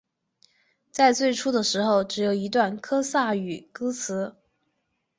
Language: Chinese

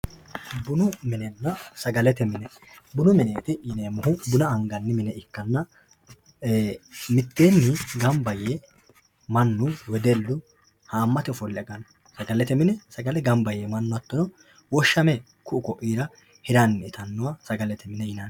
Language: Sidamo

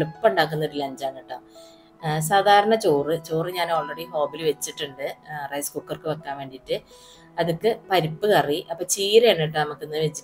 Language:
Malayalam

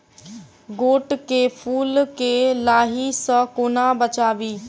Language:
Maithili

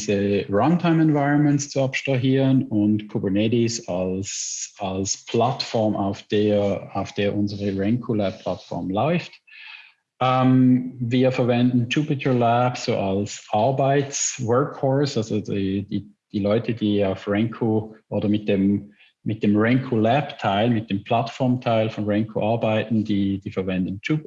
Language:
German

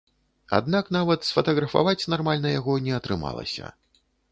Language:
Belarusian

